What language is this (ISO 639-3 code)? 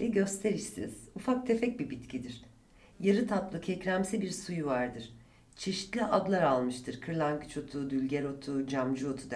tur